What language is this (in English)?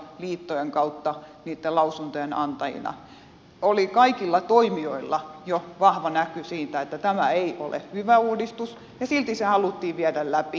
Finnish